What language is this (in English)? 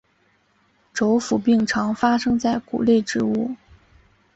Chinese